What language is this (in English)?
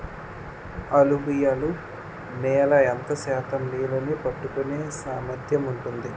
Telugu